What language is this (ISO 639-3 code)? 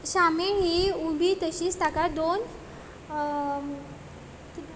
kok